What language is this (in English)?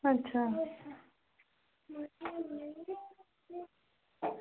Dogri